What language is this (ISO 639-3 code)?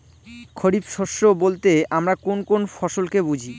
ben